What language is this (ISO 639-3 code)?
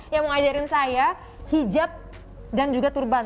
ind